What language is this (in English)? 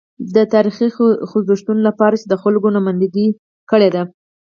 Pashto